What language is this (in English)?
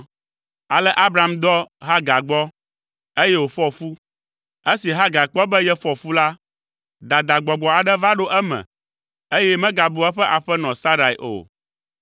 Ewe